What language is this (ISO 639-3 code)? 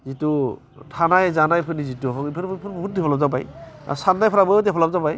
brx